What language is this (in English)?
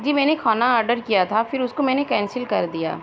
Urdu